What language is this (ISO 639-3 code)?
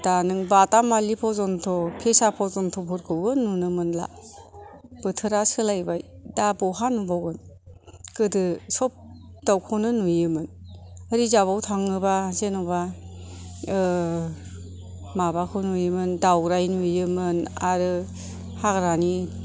brx